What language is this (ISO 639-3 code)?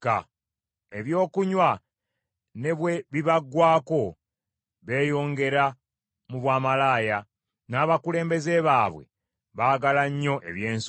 lug